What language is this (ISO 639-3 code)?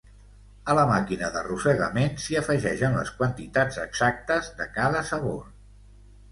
cat